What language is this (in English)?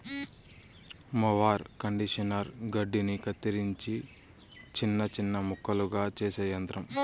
Telugu